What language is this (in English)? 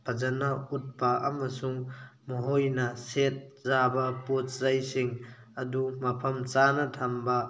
Manipuri